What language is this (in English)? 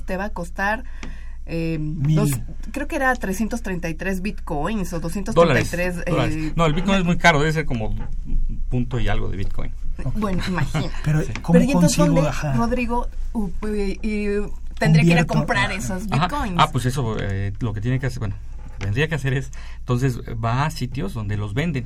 Spanish